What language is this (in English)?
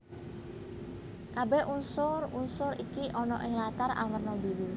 Javanese